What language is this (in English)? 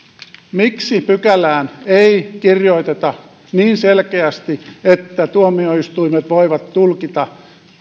Finnish